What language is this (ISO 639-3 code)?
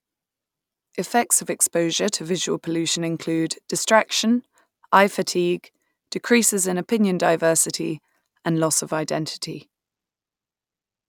eng